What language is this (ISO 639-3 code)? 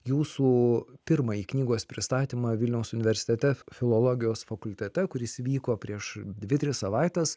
lit